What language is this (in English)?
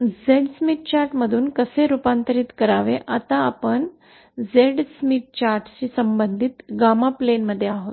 Marathi